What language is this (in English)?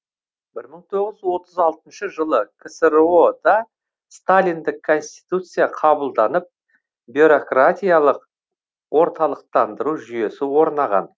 Kazakh